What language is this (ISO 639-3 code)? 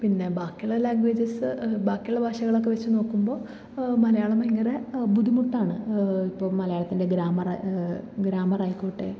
mal